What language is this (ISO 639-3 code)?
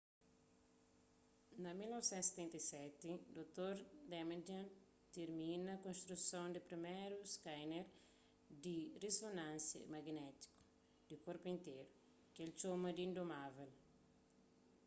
kea